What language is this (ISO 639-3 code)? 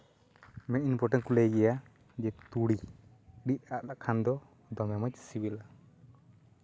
sat